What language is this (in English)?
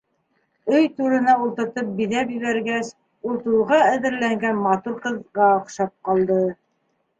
Bashkir